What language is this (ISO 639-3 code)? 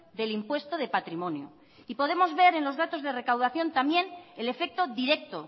spa